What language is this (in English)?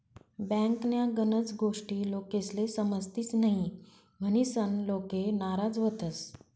Marathi